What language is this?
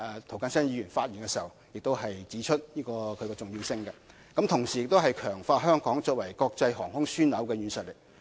Cantonese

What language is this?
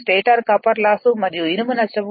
Telugu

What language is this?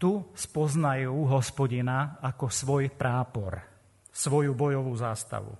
Slovak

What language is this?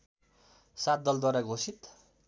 Nepali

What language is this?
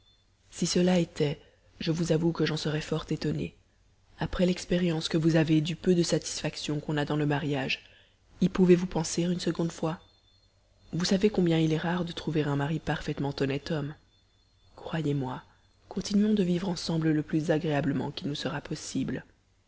French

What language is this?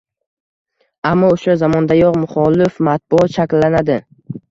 Uzbek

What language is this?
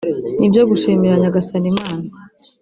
Kinyarwanda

